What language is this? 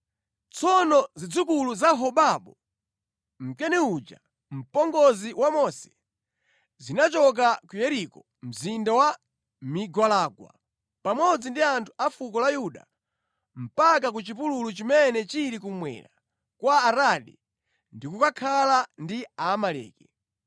Nyanja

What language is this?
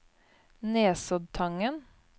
Norwegian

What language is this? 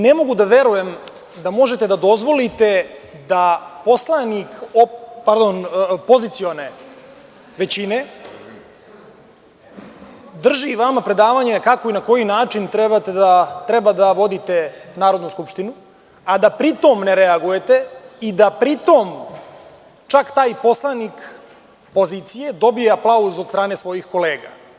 Serbian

